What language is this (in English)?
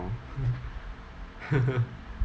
English